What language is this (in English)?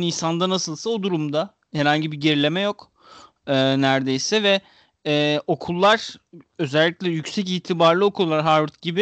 Turkish